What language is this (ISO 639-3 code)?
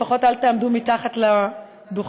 heb